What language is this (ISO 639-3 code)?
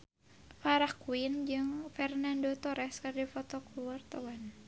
sun